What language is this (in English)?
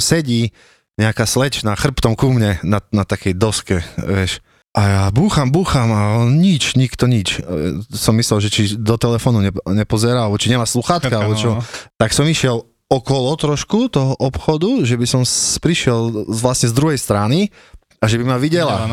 Slovak